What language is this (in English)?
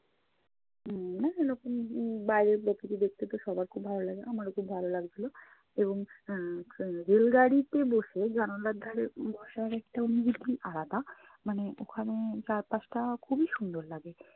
Bangla